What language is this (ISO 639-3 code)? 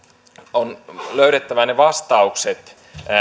fin